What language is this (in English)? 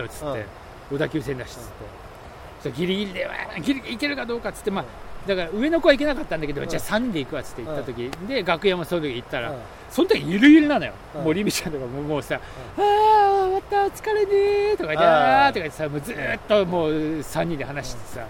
Japanese